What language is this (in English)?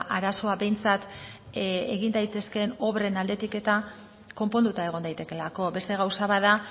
Basque